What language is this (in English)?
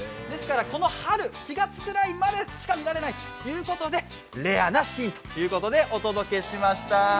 Japanese